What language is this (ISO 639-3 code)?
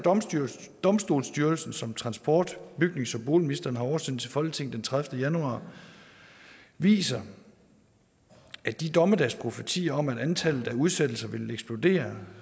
dan